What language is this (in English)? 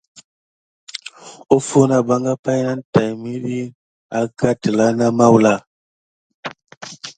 Gidar